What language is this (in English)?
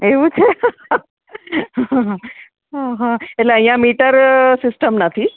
Gujarati